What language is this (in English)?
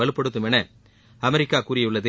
Tamil